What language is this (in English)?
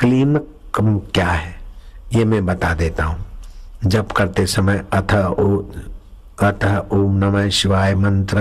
Hindi